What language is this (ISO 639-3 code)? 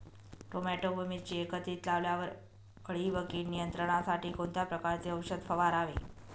mar